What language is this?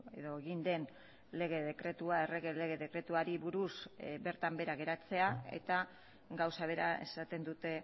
Basque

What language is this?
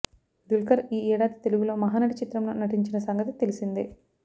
Telugu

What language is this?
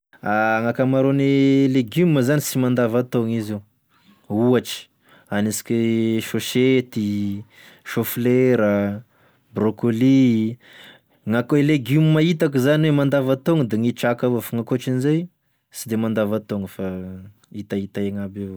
Tesaka Malagasy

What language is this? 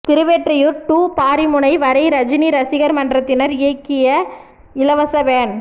Tamil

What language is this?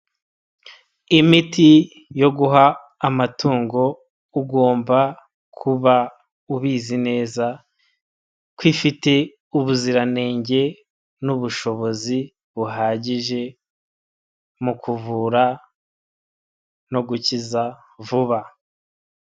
Kinyarwanda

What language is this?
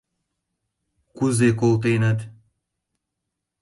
Mari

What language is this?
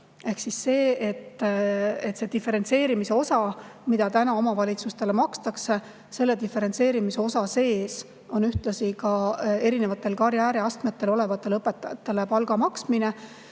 Estonian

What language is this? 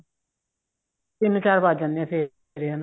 Punjabi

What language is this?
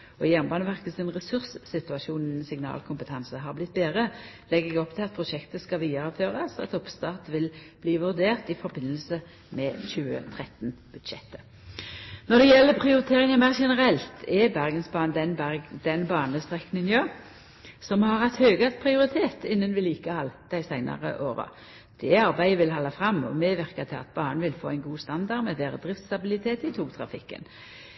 Norwegian Nynorsk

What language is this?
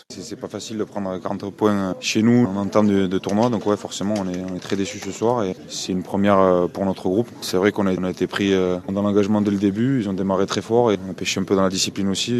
French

